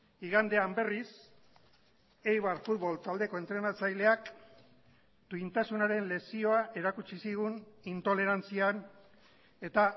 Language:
Basque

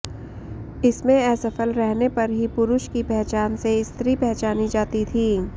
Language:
Sanskrit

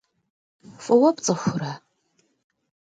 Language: Kabardian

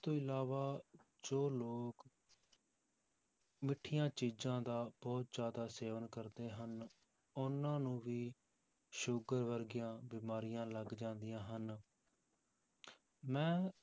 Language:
Punjabi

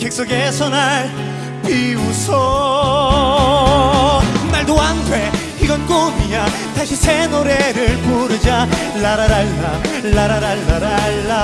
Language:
Japanese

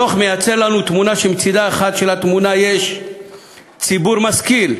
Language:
Hebrew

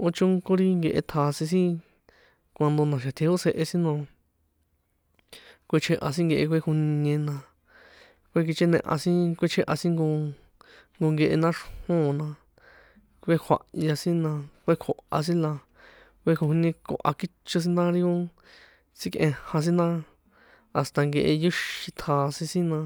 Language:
San Juan Atzingo Popoloca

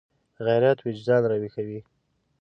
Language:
Pashto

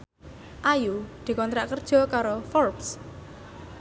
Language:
Javanese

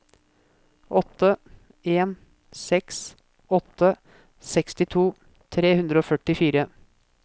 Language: Norwegian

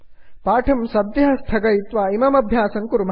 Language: Sanskrit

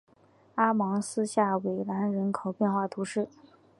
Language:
Chinese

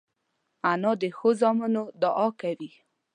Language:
Pashto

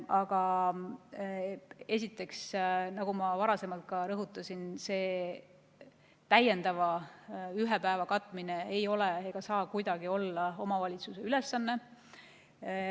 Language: Estonian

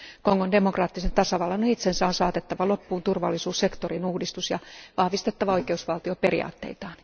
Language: Finnish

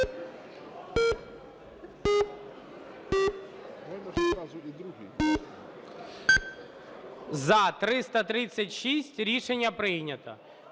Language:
Ukrainian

